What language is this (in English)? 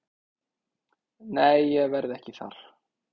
Icelandic